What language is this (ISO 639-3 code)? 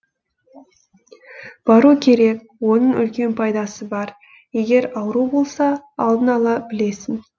kaz